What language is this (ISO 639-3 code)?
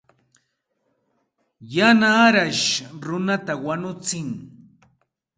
qxt